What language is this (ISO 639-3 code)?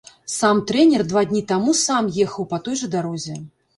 bel